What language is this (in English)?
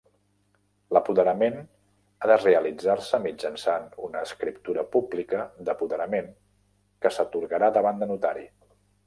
Catalan